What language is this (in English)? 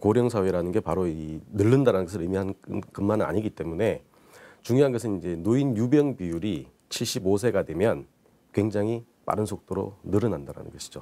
Korean